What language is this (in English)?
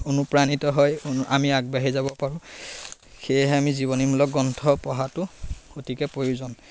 Assamese